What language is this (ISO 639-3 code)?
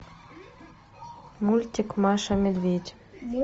rus